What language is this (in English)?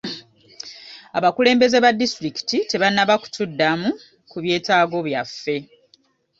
Ganda